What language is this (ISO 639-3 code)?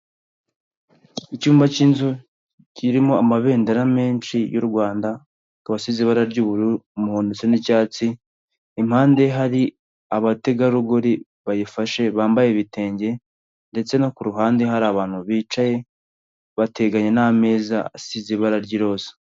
kin